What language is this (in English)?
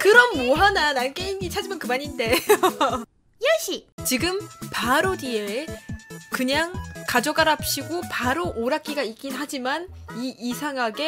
Korean